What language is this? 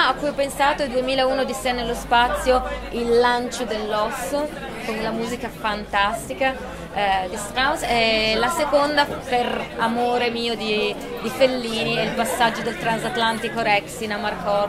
Italian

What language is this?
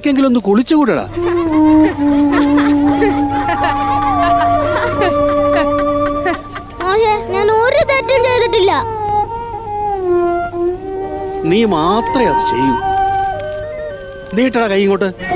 Malayalam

